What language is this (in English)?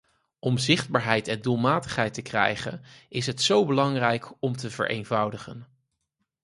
Dutch